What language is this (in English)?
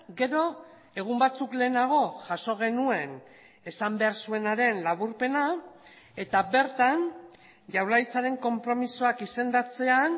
Basque